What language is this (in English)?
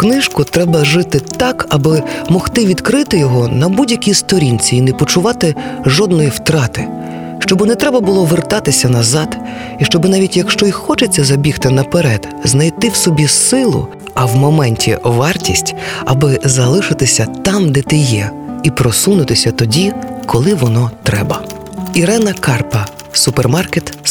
Ukrainian